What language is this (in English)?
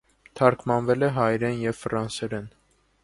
Armenian